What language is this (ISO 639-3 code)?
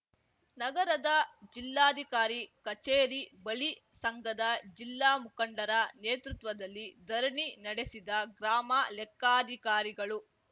kan